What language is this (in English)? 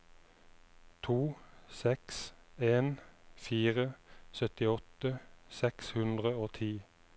Norwegian